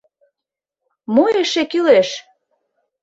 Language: Mari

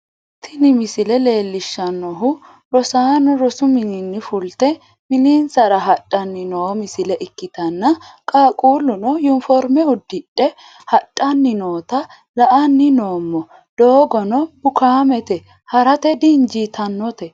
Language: Sidamo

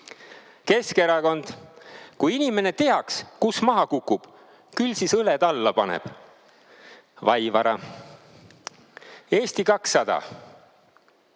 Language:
Estonian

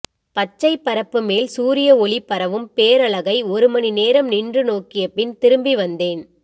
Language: Tamil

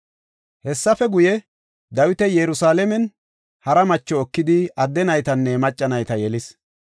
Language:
Gofa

